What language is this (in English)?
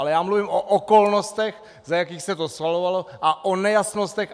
Czech